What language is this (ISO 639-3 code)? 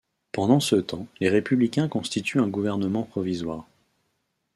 fra